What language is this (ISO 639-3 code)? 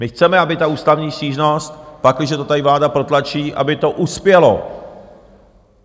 ces